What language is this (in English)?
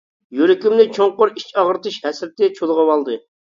Uyghur